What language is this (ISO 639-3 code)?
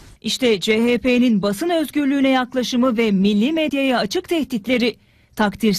tur